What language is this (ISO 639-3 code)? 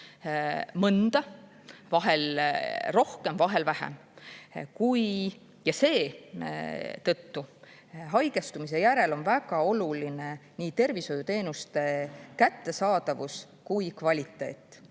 est